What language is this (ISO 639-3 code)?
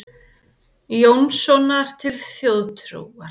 isl